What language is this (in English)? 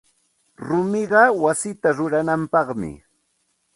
Santa Ana de Tusi Pasco Quechua